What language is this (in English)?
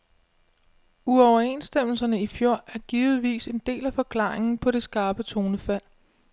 Danish